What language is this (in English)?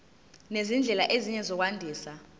Zulu